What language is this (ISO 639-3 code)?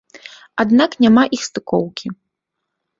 bel